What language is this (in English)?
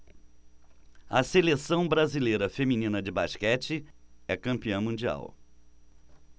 Portuguese